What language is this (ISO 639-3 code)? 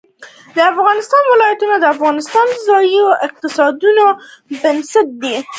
pus